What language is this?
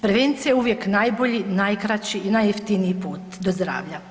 Croatian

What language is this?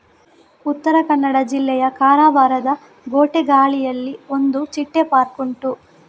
Kannada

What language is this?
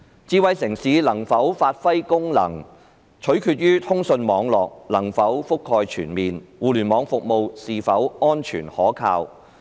Cantonese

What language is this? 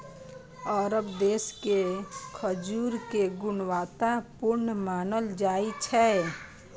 Maithili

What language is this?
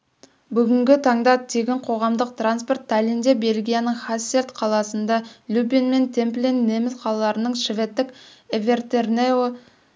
Kazakh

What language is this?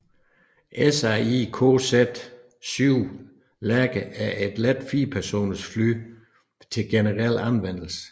Danish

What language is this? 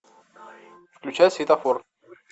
Russian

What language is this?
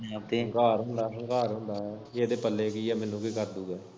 Punjabi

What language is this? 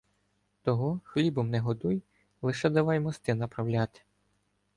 Ukrainian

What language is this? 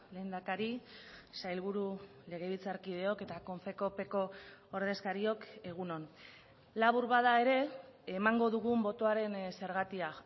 Basque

